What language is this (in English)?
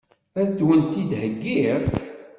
Kabyle